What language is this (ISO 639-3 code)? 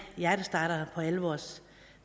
dan